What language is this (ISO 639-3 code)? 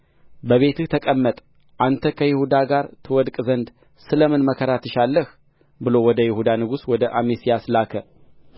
amh